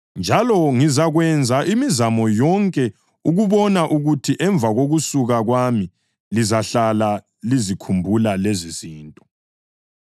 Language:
North Ndebele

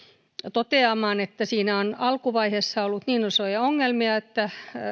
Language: Finnish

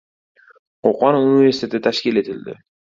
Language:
Uzbek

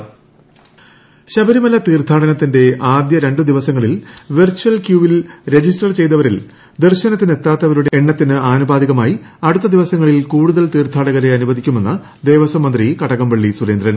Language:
Malayalam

